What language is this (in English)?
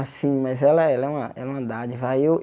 Portuguese